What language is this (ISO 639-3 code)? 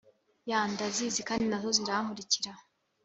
kin